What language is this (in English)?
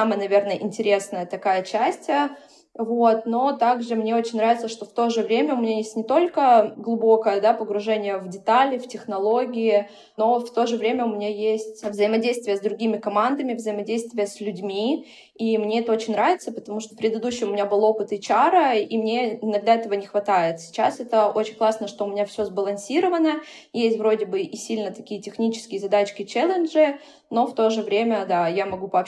Russian